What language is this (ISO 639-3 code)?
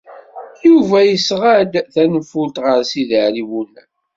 kab